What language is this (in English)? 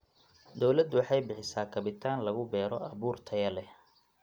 Somali